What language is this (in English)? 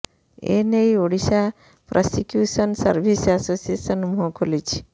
Odia